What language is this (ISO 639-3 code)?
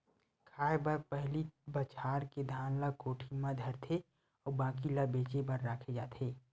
hne